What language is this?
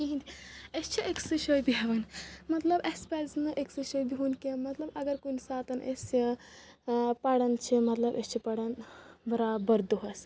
Kashmiri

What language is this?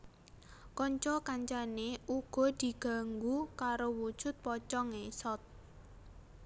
Javanese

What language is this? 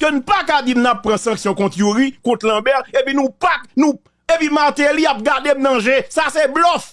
French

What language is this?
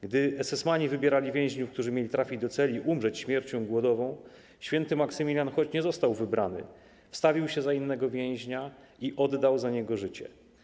Polish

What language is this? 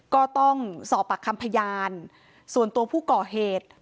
Thai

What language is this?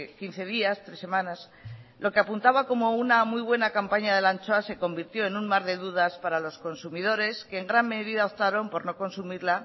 Spanish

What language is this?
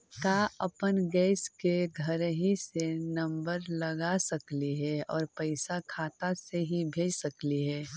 Magahi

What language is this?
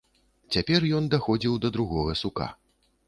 Belarusian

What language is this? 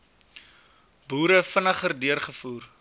Afrikaans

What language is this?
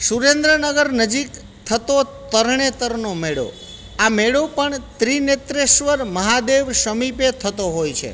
Gujarati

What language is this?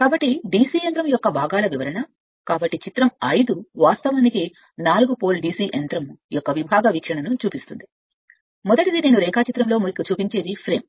Telugu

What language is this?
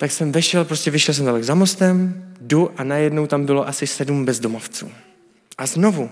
Czech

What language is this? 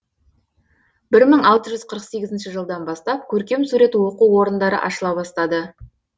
Kazakh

